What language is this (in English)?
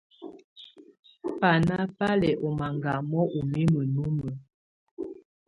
Tunen